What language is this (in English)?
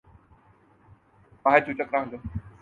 Urdu